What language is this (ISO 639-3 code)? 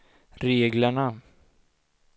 swe